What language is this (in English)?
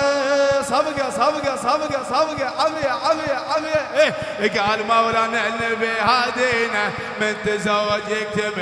Arabic